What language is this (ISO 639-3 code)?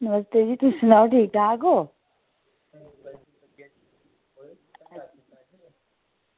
doi